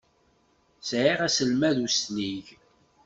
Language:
Kabyle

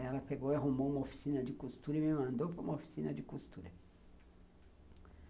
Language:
Portuguese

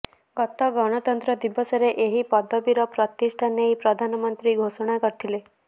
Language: Odia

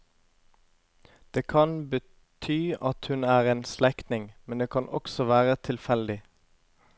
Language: Norwegian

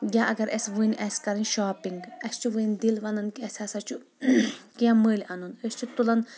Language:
Kashmiri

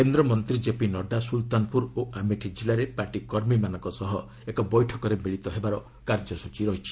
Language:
Odia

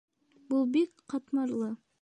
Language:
Bashkir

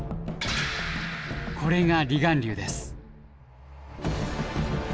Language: Japanese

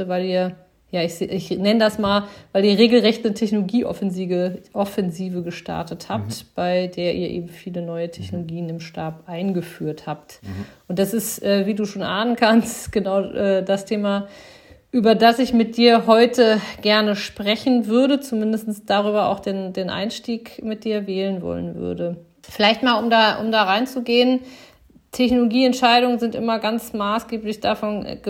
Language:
German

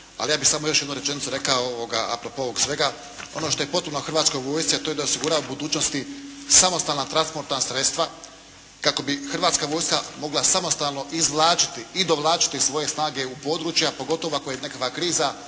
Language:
Croatian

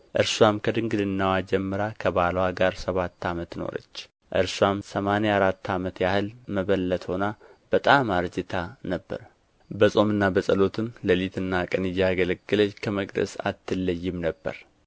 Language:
Amharic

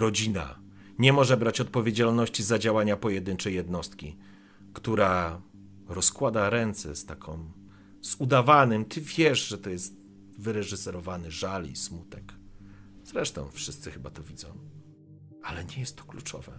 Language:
Polish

